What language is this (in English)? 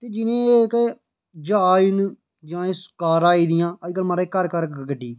Dogri